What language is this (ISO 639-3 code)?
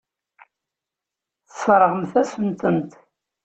kab